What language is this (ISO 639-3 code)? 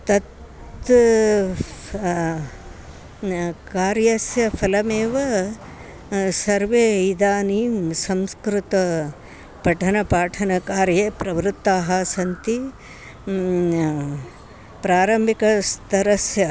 san